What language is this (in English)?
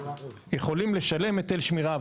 Hebrew